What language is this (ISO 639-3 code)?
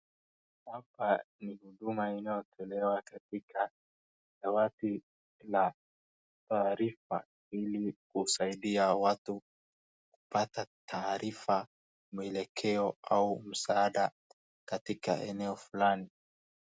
swa